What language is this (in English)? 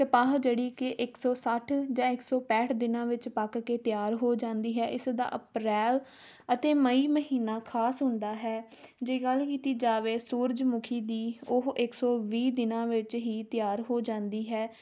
Punjabi